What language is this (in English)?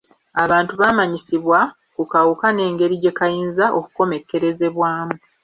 Ganda